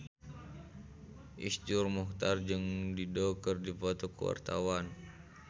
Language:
Sundanese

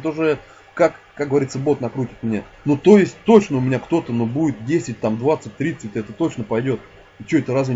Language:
Russian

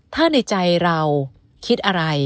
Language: Thai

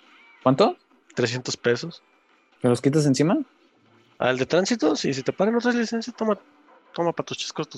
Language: Spanish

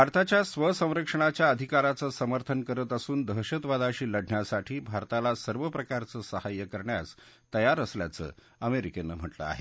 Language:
Marathi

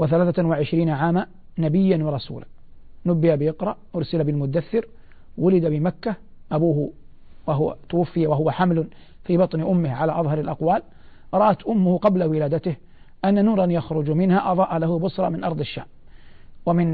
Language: Arabic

